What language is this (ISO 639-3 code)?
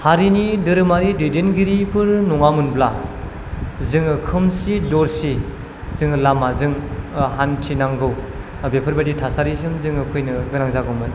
brx